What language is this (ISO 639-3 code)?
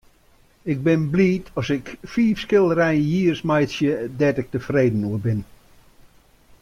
fry